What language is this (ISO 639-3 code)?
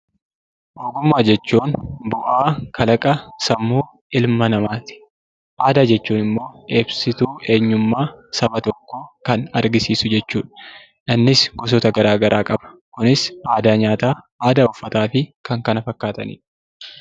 orm